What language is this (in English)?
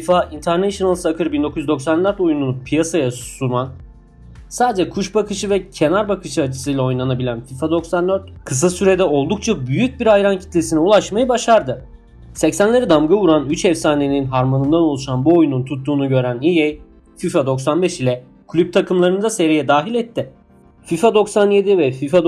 Turkish